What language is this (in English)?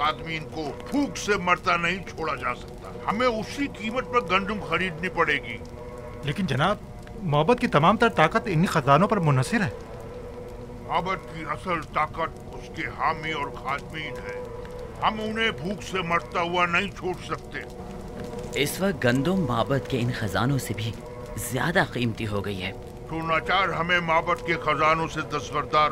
Hindi